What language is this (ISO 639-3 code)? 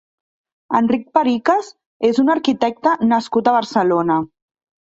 cat